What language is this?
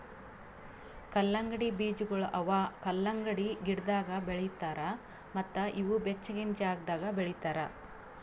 Kannada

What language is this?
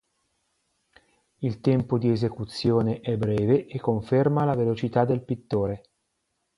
Italian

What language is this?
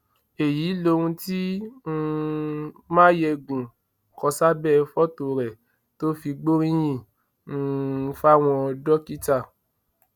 Yoruba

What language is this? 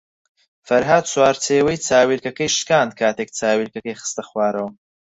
Central Kurdish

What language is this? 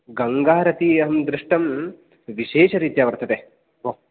Sanskrit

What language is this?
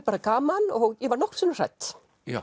Icelandic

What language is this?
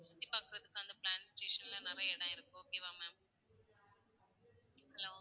Tamil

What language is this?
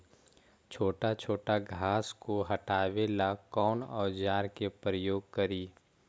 Magahi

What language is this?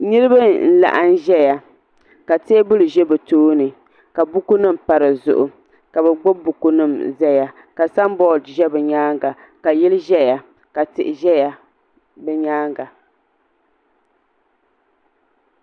Dagbani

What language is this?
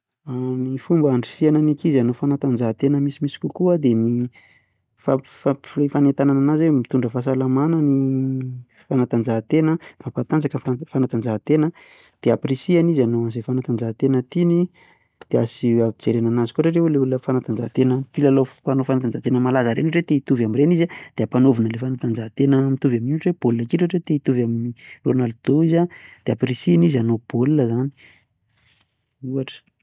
Malagasy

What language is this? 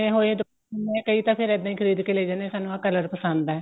Punjabi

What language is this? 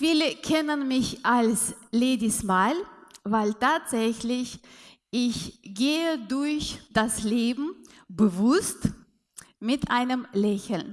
German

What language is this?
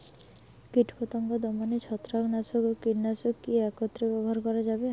Bangla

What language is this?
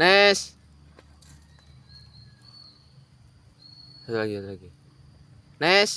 Indonesian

